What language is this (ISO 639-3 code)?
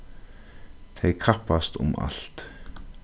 fao